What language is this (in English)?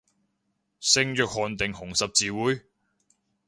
Cantonese